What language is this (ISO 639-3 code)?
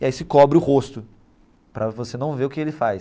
por